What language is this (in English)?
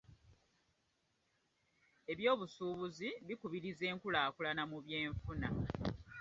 Ganda